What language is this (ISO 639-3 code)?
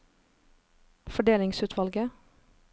nor